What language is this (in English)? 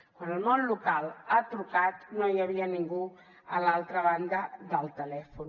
Catalan